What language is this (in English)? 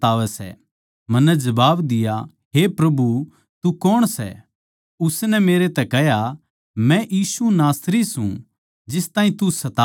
Haryanvi